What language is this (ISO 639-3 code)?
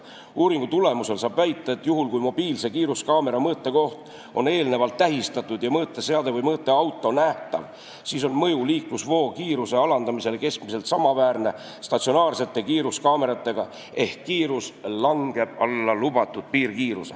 est